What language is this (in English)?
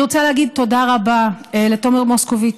Hebrew